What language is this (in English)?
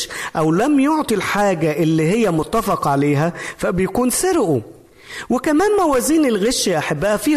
Arabic